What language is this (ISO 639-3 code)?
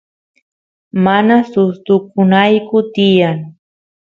qus